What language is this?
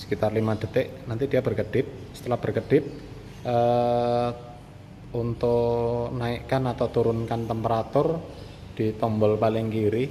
Indonesian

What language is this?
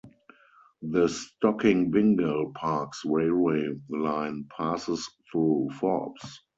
English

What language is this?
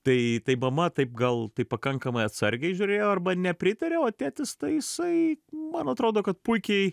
Lithuanian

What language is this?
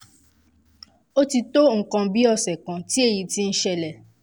Yoruba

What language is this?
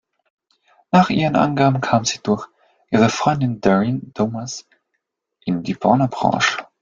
German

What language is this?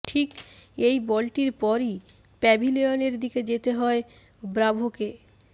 Bangla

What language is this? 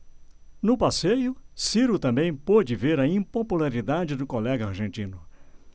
Portuguese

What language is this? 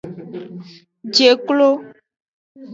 Aja (Benin)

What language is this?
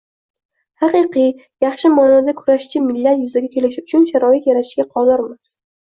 Uzbek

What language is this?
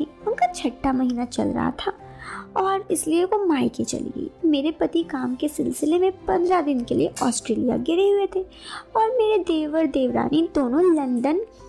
Hindi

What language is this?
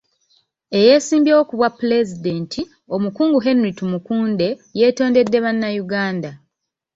Ganda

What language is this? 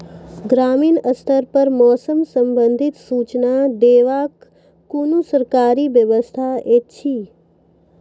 Maithili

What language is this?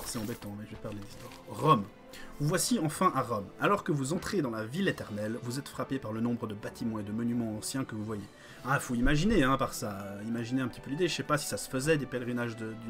French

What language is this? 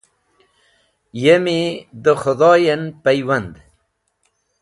Wakhi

